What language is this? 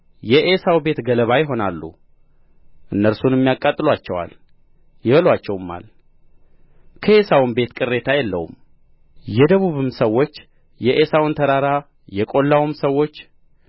Amharic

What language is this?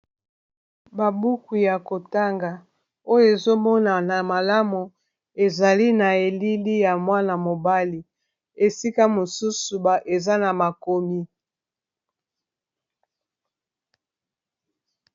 Lingala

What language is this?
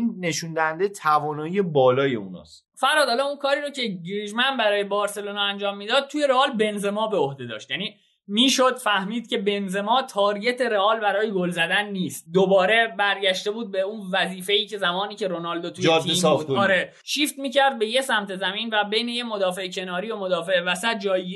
Persian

